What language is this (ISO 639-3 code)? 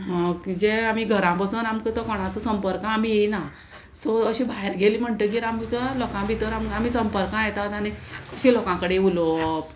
kok